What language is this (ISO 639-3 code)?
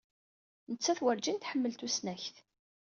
kab